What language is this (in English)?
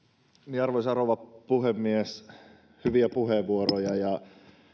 Finnish